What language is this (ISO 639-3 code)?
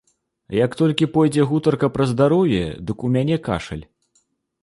bel